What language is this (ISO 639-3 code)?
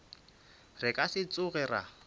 nso